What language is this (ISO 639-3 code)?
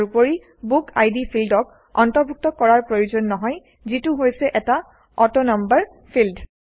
asm